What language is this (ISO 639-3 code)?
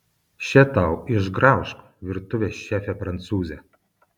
lit